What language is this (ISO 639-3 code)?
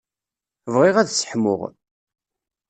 kab